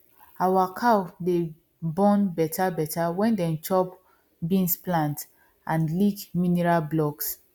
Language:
Nigerian Pidgin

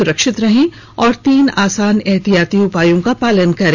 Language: Hindi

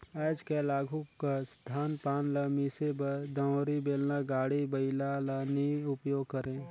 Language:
Chhattisgarhi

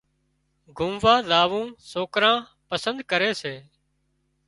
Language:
Wadiyara Koli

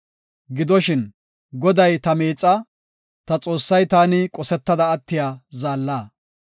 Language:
Gofa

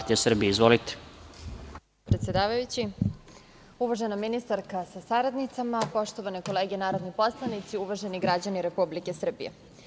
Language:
Serbian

